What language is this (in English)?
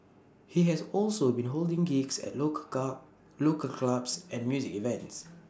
English